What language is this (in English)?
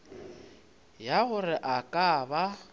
Northern Sotho